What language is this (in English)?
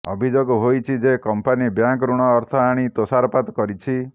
Odia